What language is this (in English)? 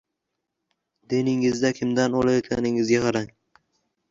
Uzbek